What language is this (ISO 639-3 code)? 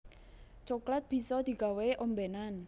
jav